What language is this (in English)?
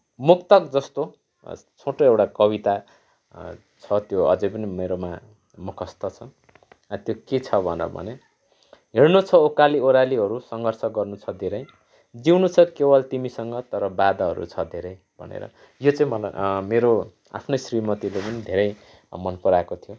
Nepali